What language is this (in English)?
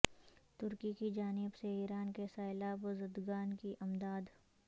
Urdu